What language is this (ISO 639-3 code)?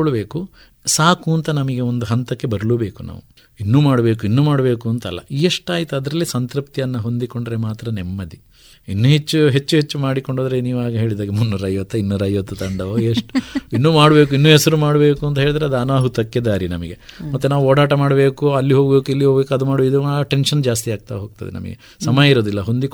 kan